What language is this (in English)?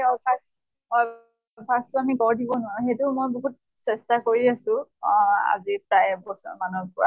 Assamese